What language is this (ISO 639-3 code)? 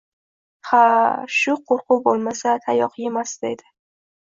uzb